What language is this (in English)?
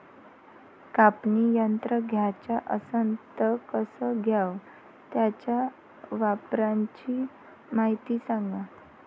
Marathi